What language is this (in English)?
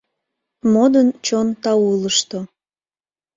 Mari